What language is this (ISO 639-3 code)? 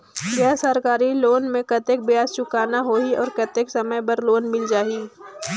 hne